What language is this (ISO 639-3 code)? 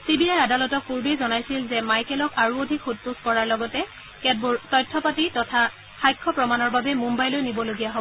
asm